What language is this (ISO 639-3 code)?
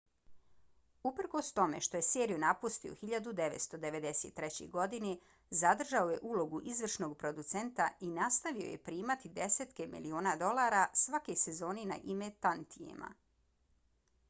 bos